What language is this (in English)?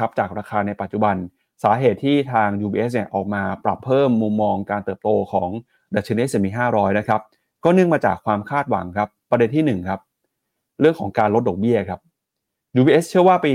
Thai